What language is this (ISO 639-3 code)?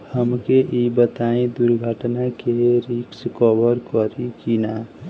bho